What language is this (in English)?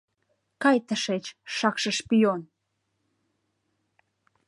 Mari